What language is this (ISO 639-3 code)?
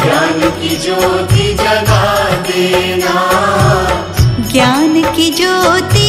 hin